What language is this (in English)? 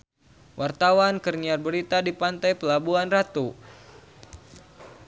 Sundanese